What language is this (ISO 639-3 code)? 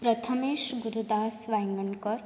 kok